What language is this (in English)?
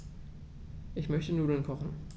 German